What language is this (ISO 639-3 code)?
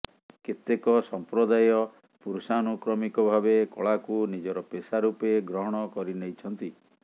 ori